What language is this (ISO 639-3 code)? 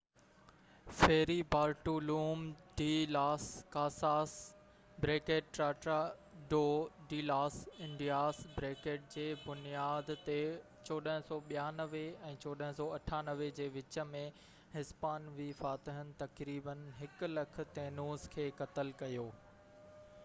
snd